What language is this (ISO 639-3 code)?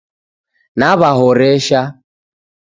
dav